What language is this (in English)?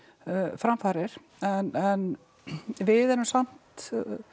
Icelandic